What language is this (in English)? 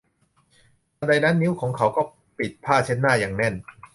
Thai